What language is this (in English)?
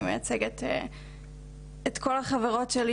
Hebrew